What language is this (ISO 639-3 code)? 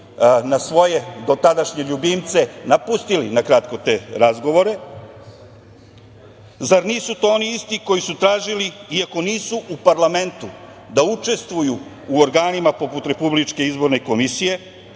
srp